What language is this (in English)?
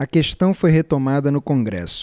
Portuguese